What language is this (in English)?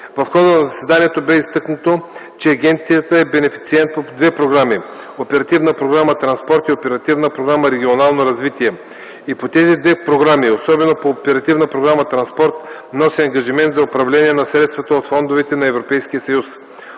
Bulgarian